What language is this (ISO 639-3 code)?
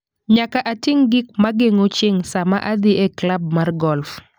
luo